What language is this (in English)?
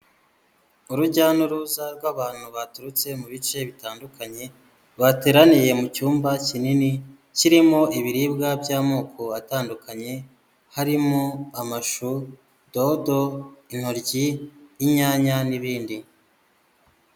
Kinyarwanda